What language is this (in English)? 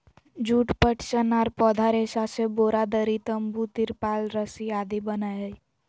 Magahi